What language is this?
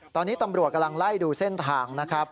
Thai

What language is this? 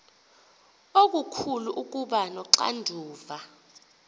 Xhosa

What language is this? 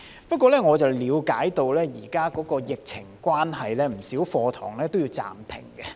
Cantonese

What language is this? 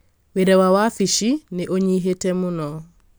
Kikuyu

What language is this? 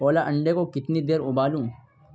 Urdu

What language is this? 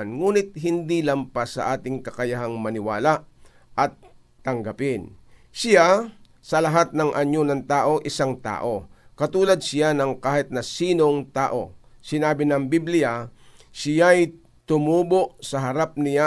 Filipino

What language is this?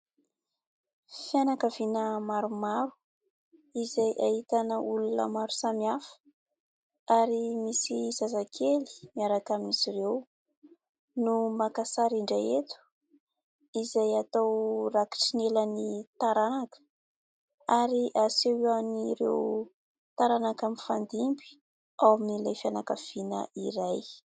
Malagasy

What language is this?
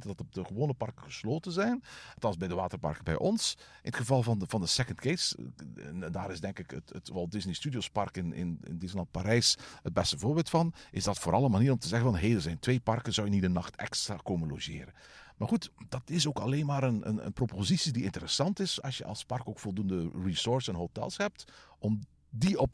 Dutch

